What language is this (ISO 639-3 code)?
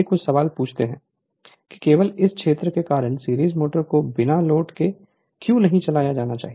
hin